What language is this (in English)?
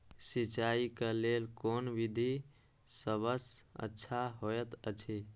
Maithili